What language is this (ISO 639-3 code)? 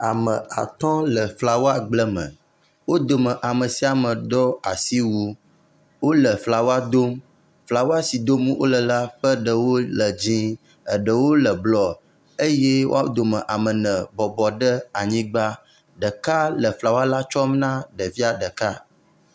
ewe